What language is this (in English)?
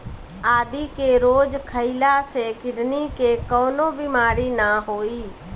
Bhojpuri